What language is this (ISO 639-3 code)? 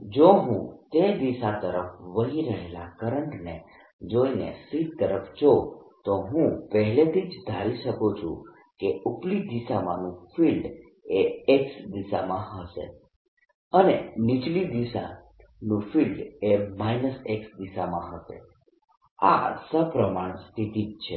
guj